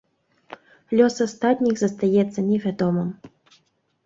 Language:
Belarusian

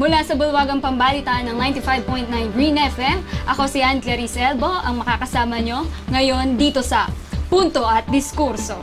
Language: Filipino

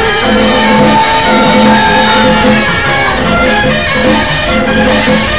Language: Chinese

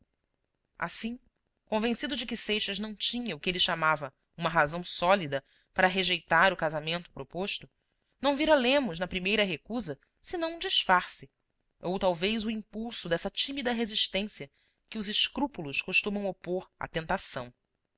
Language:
Portuguese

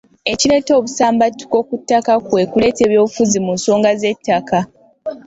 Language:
Ganda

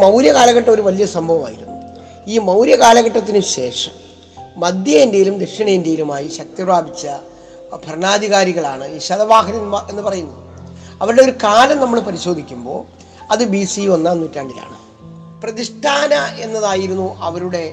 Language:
Malayalam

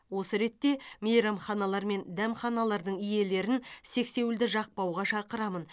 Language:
Kazakh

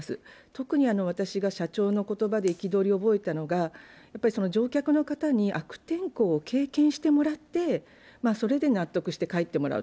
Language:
Japanese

